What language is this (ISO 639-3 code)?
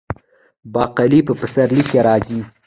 pus